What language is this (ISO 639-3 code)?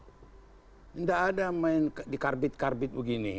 ind